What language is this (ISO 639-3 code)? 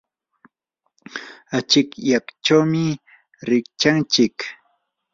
qur